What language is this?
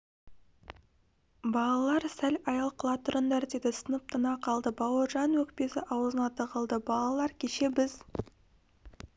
Kazakh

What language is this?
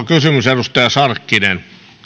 Finnish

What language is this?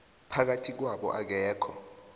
South Ndebele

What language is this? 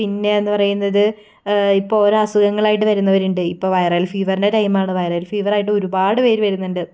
Malayalam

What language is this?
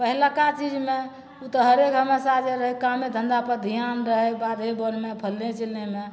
Maithili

